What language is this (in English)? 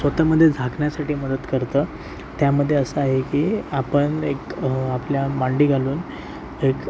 Marathi